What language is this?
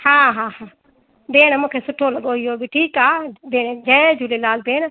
Sindhi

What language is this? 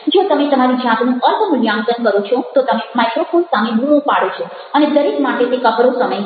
Gujarati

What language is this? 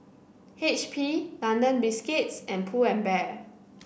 English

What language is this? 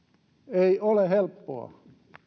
Finnish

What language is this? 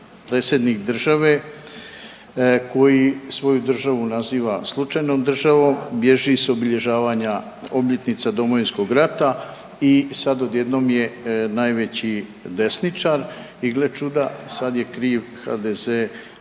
Croatian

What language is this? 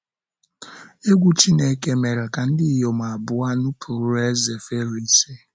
Igbo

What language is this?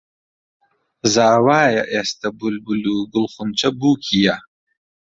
Central Kurdish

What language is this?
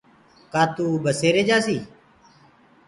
Gurgula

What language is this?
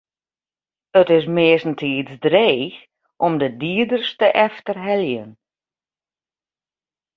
Western Frisian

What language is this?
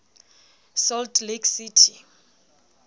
Southern Sotho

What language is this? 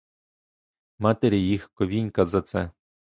Ukrainian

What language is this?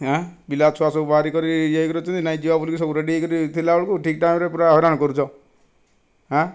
Odia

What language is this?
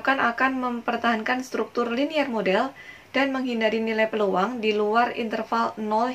Indonesian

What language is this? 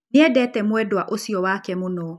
Kikuyu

